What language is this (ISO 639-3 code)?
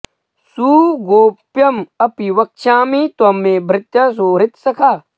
san